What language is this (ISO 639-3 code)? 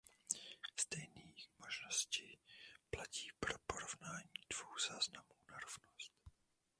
ces